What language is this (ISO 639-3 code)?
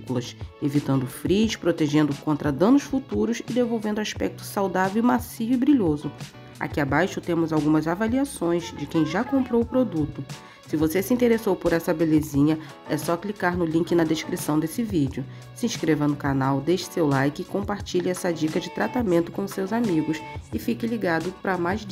por